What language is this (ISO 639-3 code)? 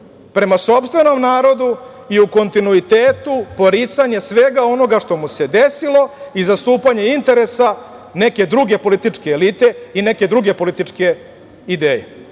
srp